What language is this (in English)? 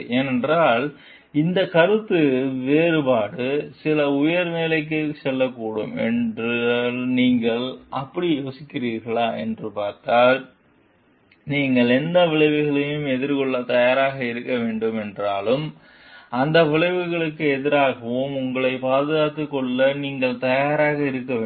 Tamil